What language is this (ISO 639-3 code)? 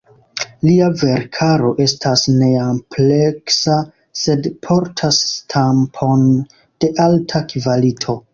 epo